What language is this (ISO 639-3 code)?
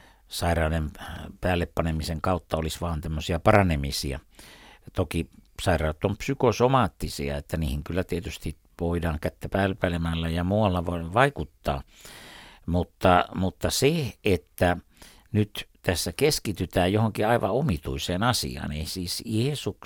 fin